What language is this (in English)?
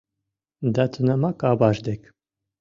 Mari